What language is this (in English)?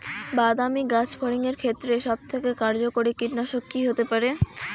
Bangla